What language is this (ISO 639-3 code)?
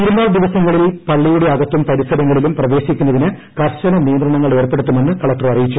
mal